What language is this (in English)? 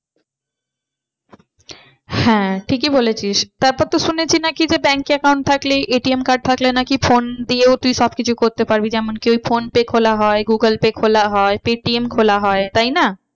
Bangla